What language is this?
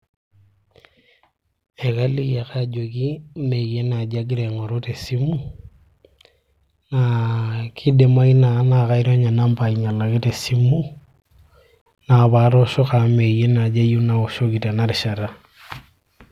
Masai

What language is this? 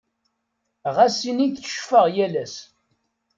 Kabyle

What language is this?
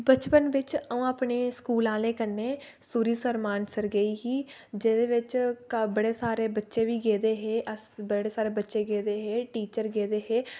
Dogri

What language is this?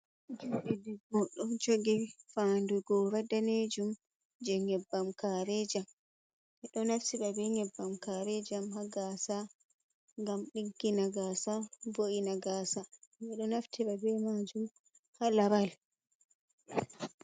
Fula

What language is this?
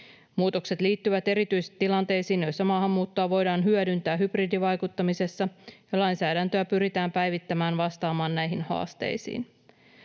Finnish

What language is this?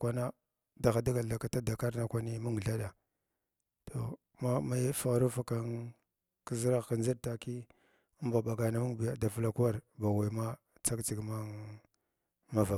Glavda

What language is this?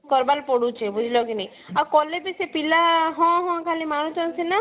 Odia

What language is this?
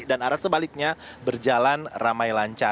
Indonesian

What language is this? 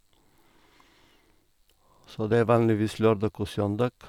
Norwegian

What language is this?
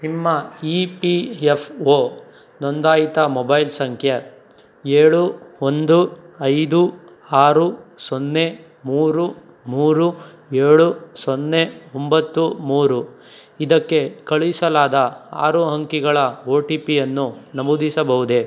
Kannada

